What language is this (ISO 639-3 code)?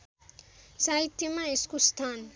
nep